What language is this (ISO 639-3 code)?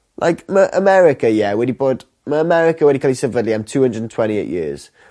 cym